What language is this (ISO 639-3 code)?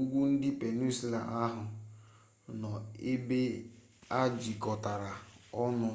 ibo